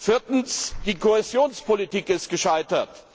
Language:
German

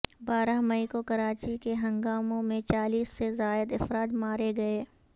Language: Urdu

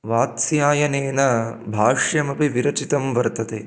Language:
Sanskrit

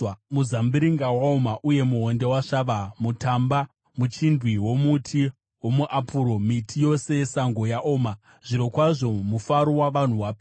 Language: Shona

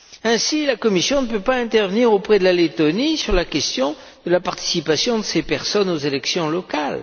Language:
French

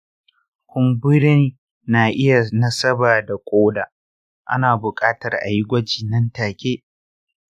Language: Hausa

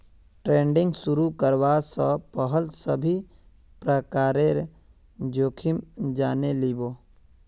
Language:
Magahi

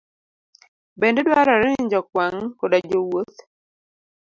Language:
Luo (Kenya and Tanzania)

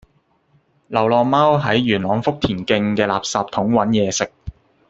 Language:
Cantonese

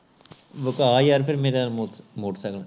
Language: Punjabi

